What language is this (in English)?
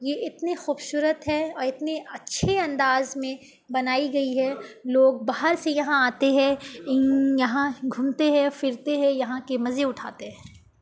Urdu